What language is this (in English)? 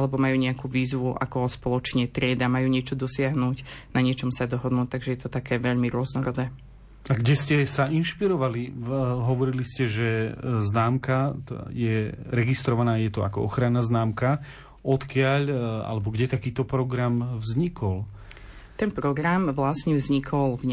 Slovak